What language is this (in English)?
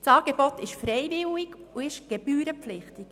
Swiss German